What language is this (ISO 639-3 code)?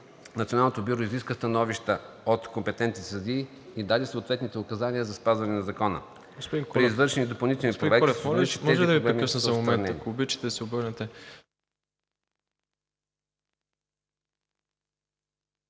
bul